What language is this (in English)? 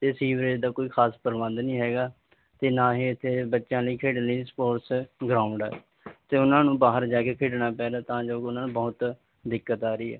Punjabi